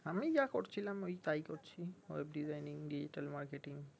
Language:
Bangla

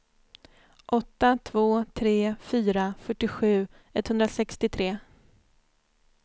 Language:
Swedish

